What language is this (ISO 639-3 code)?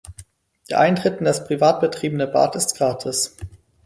deu